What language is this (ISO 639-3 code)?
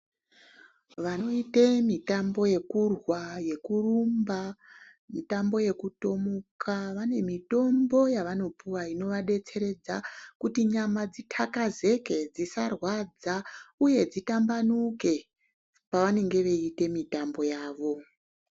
ndc